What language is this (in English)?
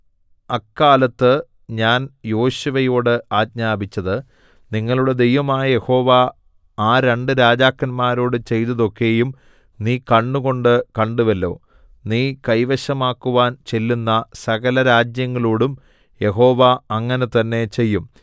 Malayalam